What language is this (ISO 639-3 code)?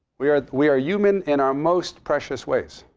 eng